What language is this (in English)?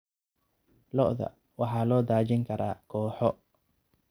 Somali